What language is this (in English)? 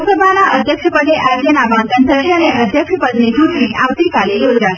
Gujarati